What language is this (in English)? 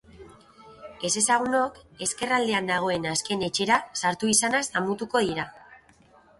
Basque